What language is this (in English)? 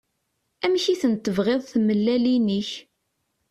Kabyle